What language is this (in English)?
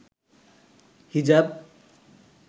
Bangla